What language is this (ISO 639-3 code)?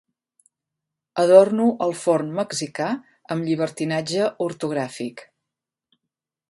cat